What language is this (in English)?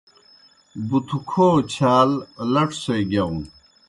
Kohistani Shina